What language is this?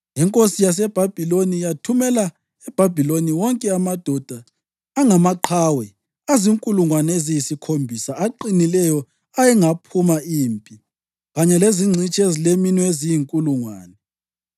North Ndebele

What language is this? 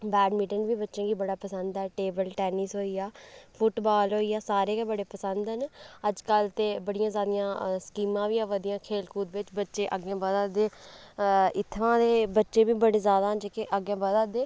Dogri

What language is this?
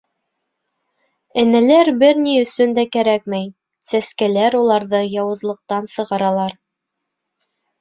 Bashkir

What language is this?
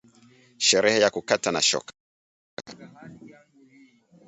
Swahili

